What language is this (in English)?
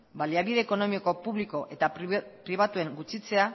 Basque